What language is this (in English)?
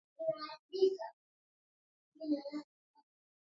Swahili